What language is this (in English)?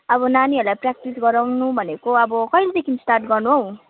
Nepali